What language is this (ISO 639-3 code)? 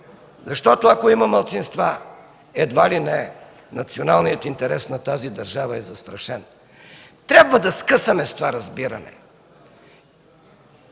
bul